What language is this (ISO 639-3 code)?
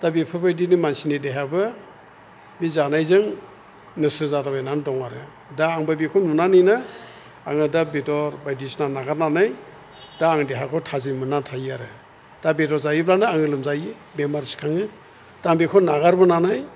brx